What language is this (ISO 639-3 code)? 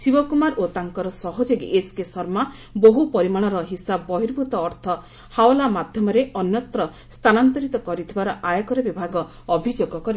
ori